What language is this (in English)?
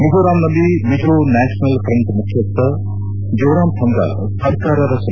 Kannada